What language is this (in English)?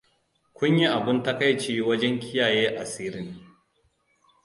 Hausa